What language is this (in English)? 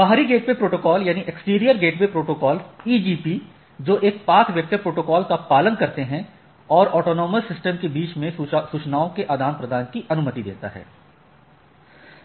Hindi